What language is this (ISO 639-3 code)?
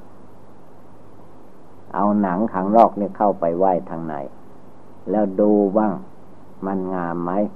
tha